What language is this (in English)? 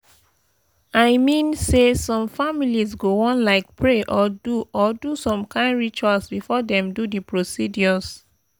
Nigerian Pidgin